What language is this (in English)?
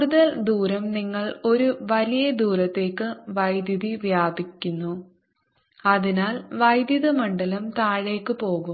Malayalam